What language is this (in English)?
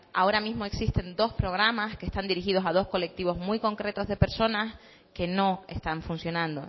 Spanish